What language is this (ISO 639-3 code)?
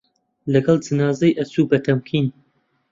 ckb